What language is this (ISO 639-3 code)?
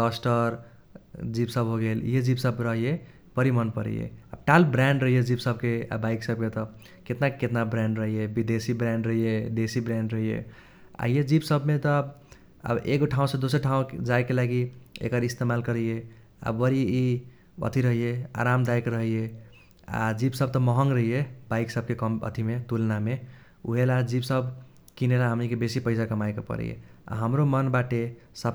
thq